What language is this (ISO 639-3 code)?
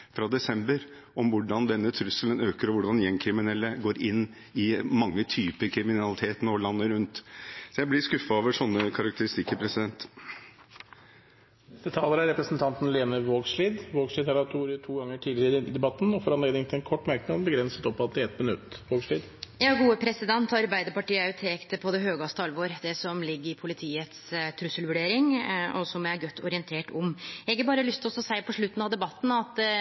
nor